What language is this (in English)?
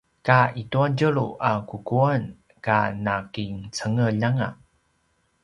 Paiwan